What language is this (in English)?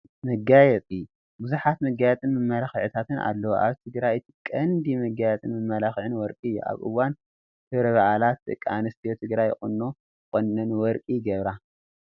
Tigrinya